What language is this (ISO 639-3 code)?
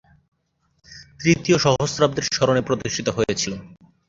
ben